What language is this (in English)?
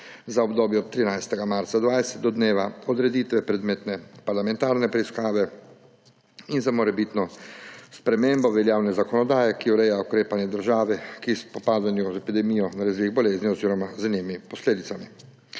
Slovenian